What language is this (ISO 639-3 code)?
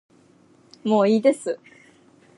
jpn